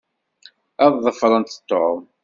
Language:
Kabyle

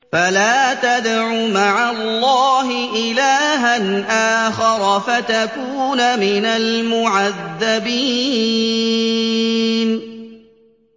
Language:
Arabic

